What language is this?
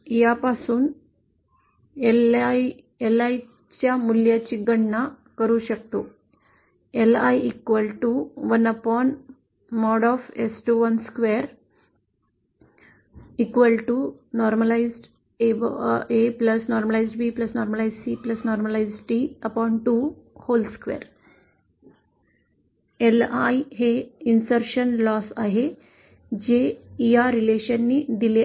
Marathi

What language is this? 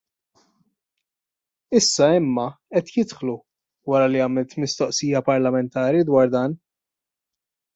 Maltese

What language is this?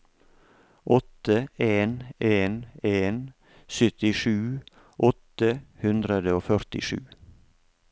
Norwegian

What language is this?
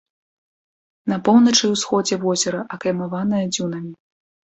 Belarusian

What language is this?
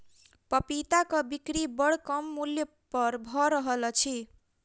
Maithili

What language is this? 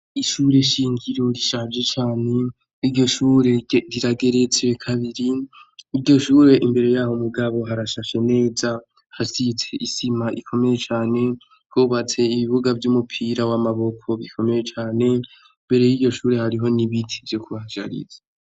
Rundi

